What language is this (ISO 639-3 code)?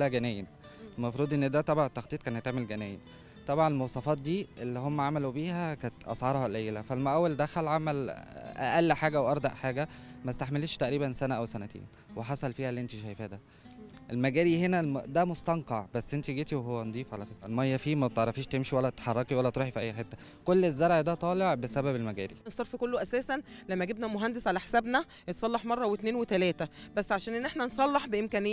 ara